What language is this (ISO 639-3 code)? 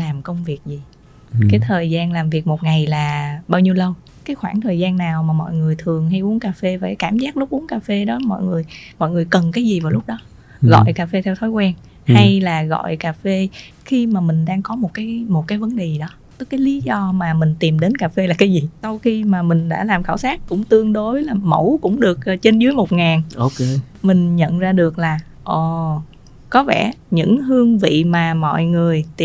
vie